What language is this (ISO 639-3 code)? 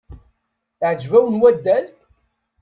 kab